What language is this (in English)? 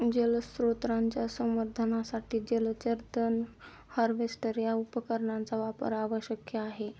Marathi